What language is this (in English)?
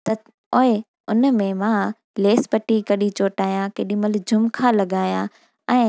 Sindhi